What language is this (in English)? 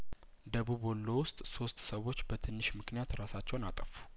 Amharic